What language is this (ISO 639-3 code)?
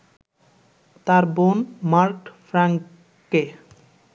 ben